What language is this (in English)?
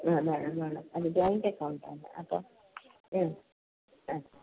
Malayalam